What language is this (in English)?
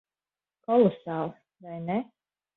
Latvian